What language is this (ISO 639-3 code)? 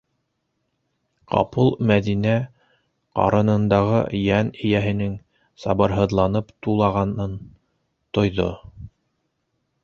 bak